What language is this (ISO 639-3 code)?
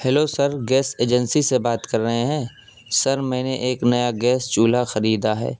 urd